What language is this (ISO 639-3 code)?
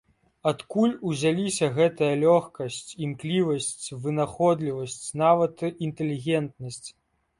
bel